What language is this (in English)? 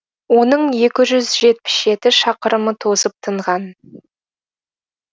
Kazakh